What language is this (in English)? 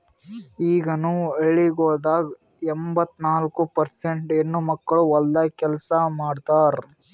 Kannada